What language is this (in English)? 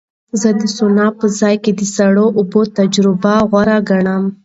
Pashto